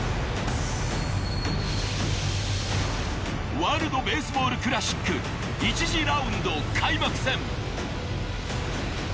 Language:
Japanese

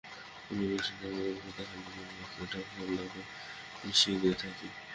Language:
Bangla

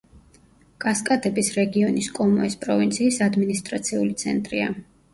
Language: Georgian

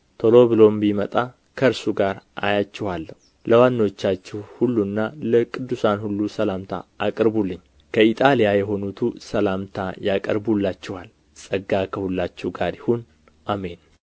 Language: Amharic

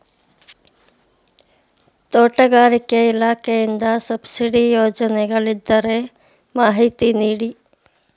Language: Kannada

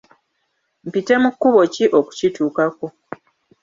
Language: Ganda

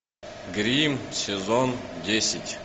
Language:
Russian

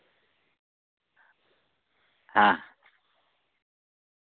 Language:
Santali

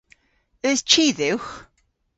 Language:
Cornish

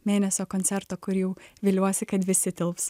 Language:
Lithuanian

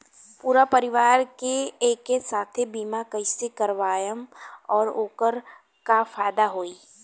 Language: Bhojpuri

